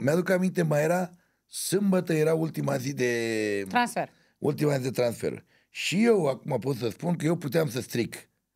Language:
Romanian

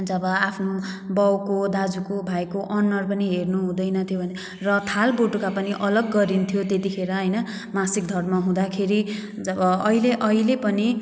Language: Nepali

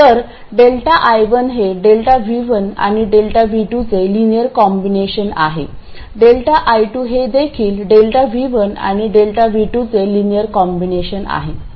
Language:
Marathi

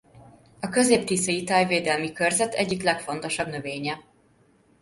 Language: Hungarian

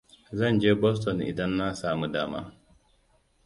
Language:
Hausa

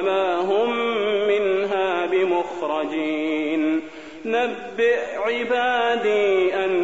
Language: Arabic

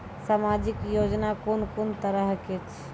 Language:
Maithili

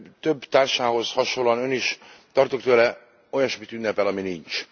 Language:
Hungarian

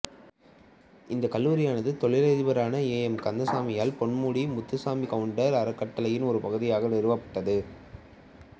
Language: Tamil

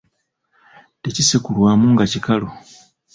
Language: Ganda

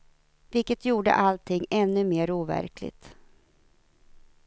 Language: Swedish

